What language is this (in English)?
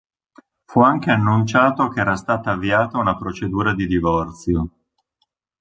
Italian